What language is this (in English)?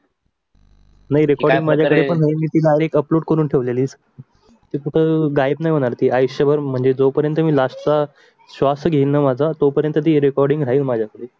Marathi